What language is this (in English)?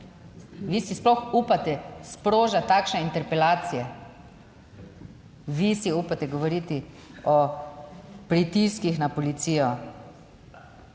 Slovenian